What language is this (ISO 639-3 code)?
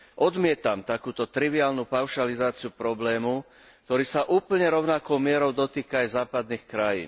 slk